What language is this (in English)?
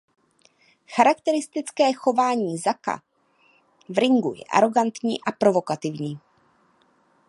Czech